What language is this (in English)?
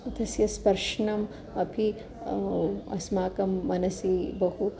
Sanskrit